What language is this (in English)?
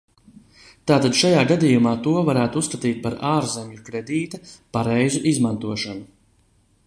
Latvian